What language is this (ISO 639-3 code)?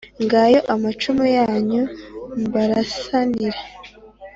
kin